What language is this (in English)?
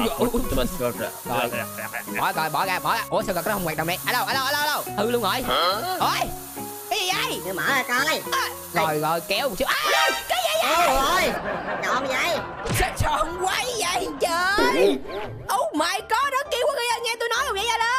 Vietnamese